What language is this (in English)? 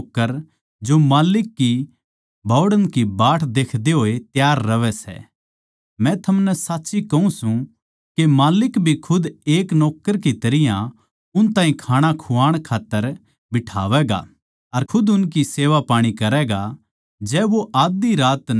Haryanvi